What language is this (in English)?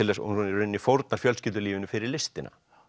Icelandic